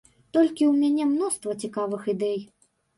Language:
Belarusian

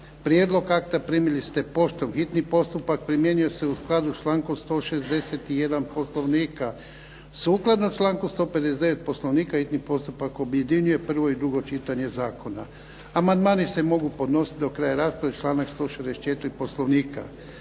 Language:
Croatian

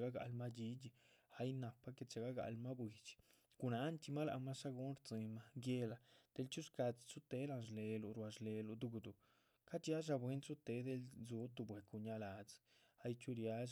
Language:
Chichicapan Zapotec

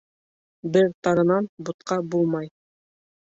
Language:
Bashkir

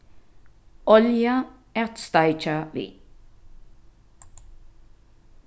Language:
Faroese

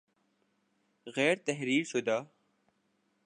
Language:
Urdu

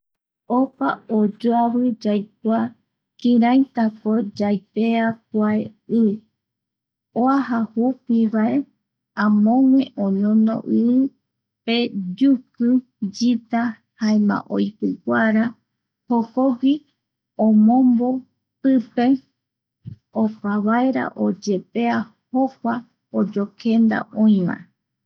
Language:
Eastern Bolivian Guaraní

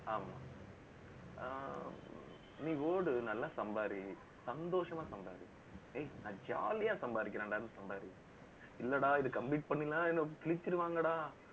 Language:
Tamil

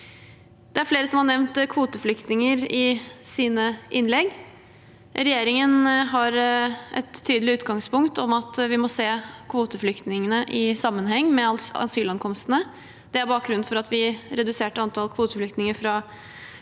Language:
Norwegian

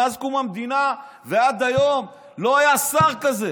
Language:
Hebrew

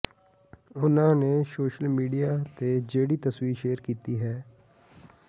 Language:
Punjabi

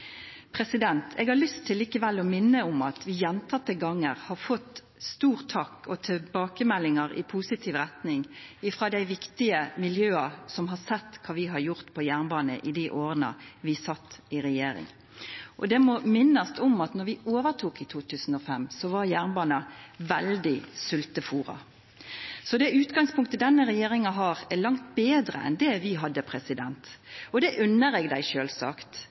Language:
Norwegian Nynorsk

